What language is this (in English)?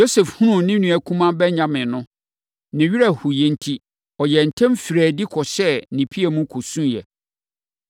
Akan